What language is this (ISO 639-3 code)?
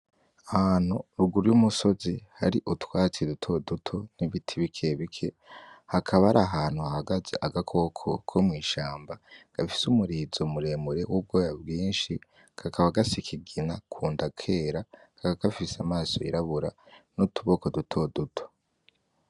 run